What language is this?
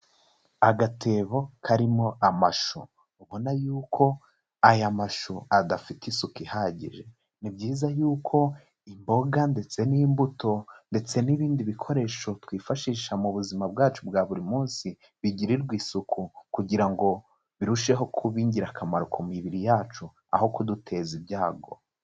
Kinyarwanda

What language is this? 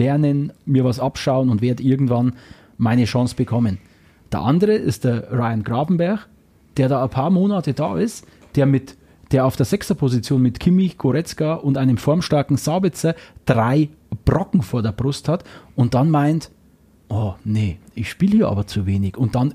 German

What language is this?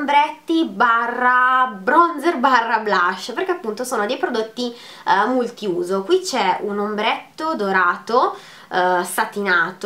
Italian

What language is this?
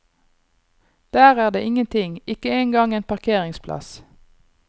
Norwegian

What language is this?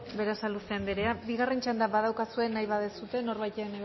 Basque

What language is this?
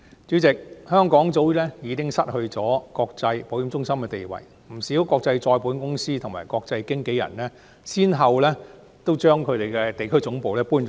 Cantonese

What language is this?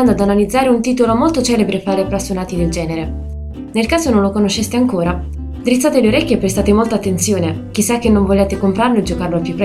Italian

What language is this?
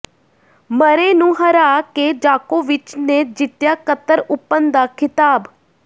Punjabi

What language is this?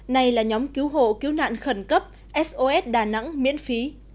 Vietnamese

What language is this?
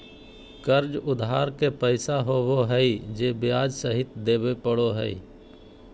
Magahi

